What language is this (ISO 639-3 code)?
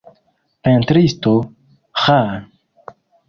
epo